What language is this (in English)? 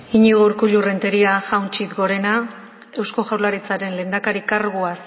Basque